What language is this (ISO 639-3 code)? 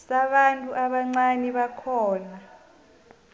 nbl